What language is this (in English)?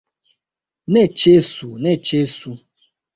Esperanto